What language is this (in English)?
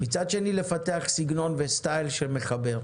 Hebrew